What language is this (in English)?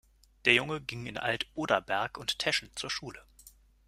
German